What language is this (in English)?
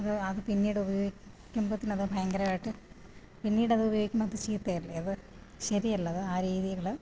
Malayalam